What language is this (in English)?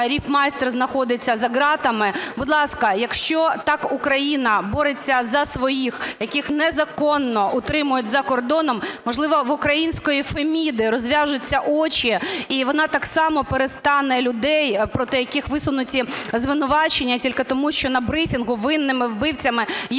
Ukrainian